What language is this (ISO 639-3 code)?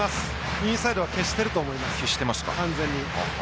jpn